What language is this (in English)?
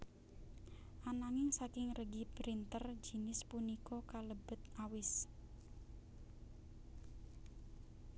Javanese